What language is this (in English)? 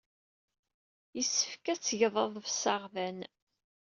Kabyle